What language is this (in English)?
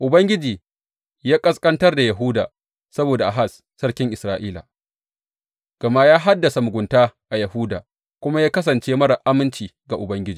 Hausa